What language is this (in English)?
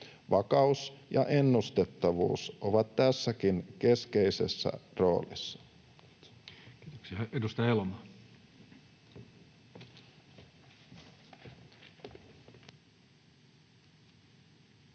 Finnish